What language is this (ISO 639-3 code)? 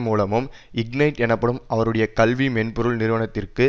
tam